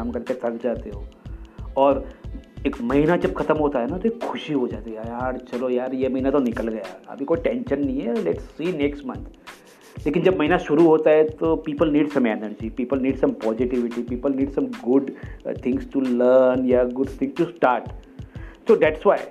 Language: Gujarati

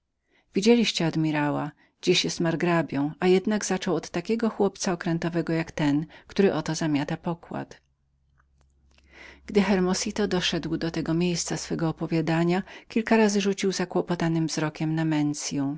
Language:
Polish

